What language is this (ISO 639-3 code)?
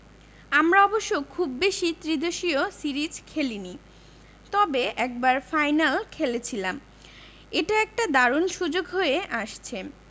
ben